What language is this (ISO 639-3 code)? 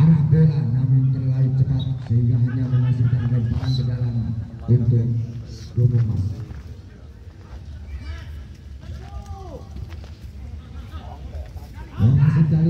ind